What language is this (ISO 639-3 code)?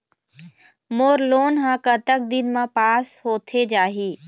hne